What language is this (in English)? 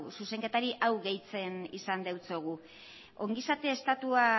Basque